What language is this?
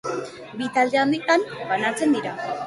Basque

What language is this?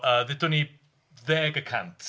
Welsh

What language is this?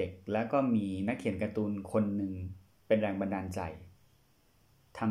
Thai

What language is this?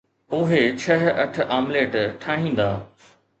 Sindhi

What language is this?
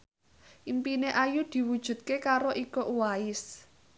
Javanese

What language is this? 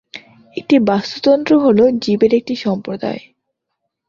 Bangla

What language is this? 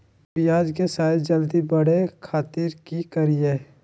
Magahi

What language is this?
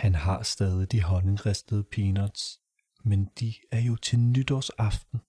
Danish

